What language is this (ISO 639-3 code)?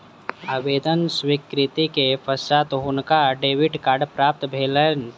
mai